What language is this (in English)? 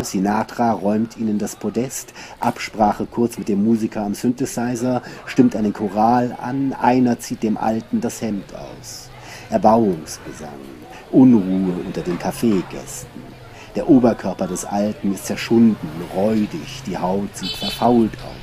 German